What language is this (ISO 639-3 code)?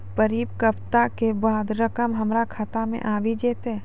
mai